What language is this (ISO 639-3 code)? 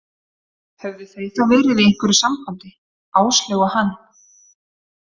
isl